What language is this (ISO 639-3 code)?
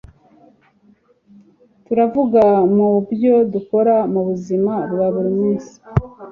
kin